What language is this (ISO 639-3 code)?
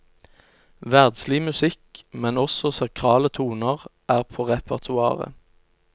nor